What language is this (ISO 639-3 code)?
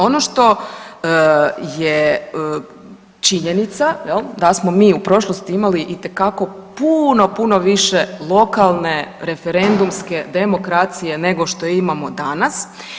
hrv